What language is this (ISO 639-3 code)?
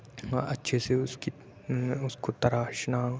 urd